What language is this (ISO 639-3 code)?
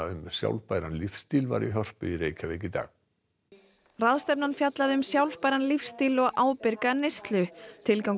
isl